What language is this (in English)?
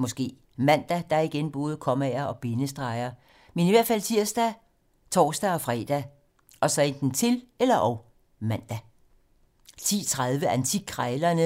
Danish